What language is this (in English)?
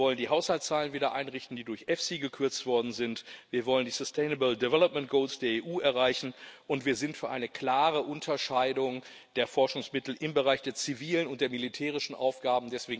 German